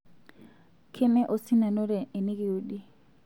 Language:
Masai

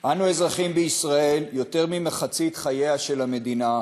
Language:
Hebrew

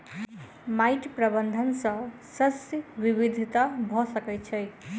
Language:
Maithili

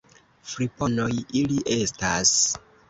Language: Esperanto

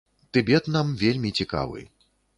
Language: Belarusian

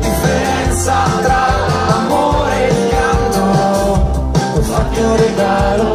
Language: Greek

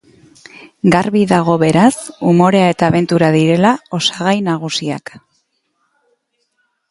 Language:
Basque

